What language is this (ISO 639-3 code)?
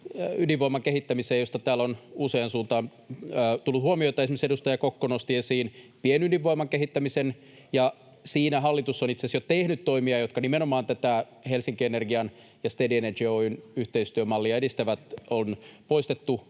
fin